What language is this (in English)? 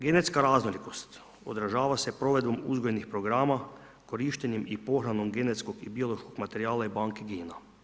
Croatian